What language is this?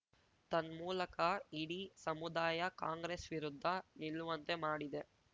Kannada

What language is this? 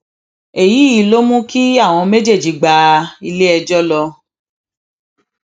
Yoruba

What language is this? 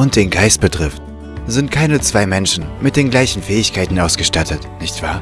German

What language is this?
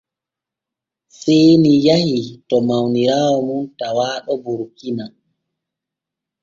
Borgu Fulfulde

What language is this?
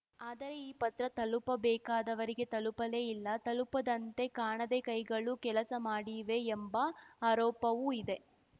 Kannada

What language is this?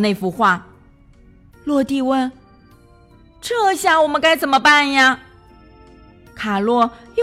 Chinese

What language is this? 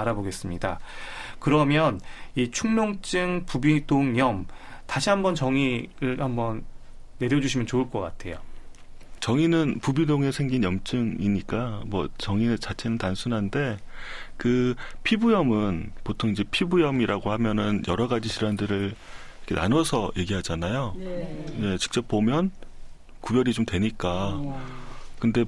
Korean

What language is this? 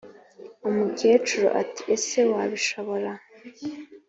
Kinyarwanda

